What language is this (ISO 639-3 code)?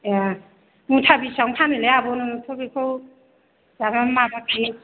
brx